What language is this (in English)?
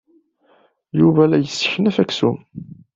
Kabyle